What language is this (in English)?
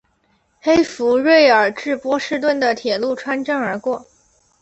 Chinese